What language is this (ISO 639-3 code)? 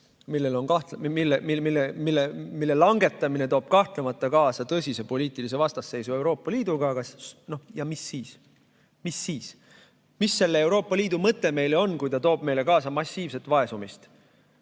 est